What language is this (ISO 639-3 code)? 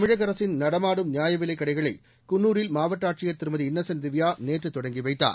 tam